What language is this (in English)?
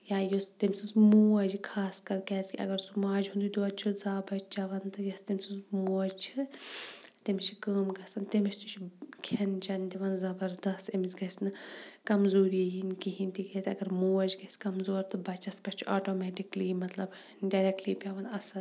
Kashmiri